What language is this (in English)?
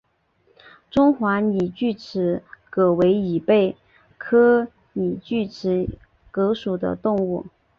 Chinese